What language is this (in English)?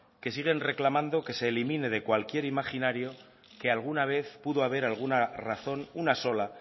Spanish